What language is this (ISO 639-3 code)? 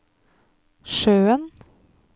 nor